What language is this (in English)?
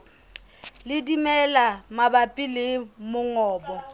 Southern Sotho